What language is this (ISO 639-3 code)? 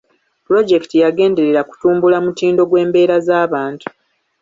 lug